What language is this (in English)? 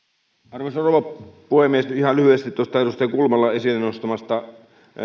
Finnish